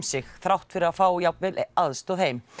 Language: Icelandic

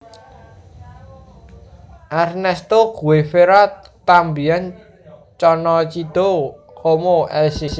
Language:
Javanese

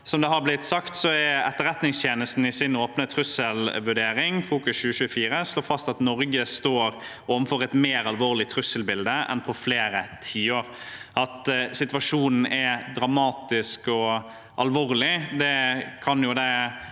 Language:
Norwegian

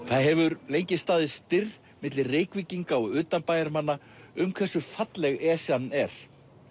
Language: Icelandic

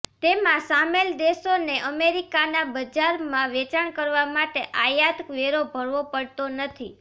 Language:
Gujarati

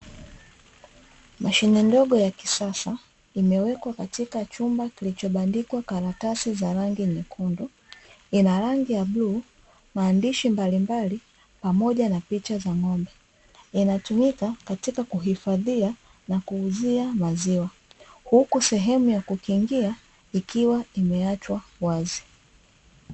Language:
Swahili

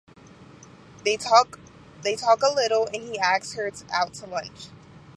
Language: English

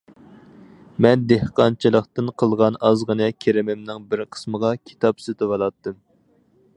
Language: Uyghur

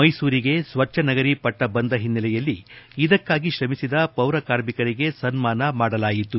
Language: Kannada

